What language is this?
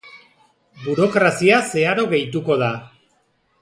Basque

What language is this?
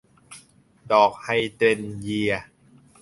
Thai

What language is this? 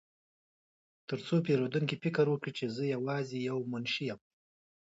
Pashto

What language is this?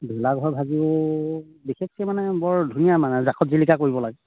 Assamese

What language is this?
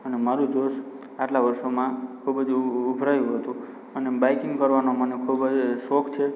Gujarati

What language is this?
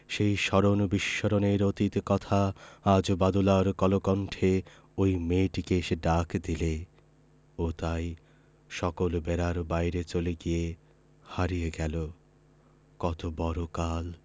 Bangla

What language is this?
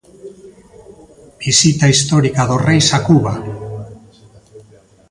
Galician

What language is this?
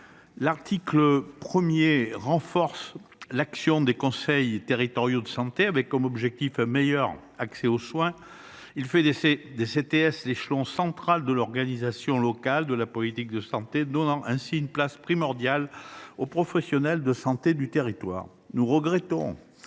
French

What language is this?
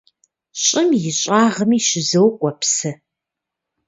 Kabardian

